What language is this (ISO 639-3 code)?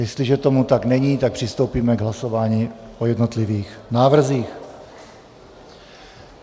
ces